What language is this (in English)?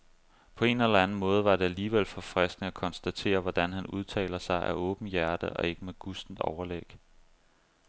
Danish